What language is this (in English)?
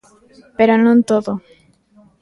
Galician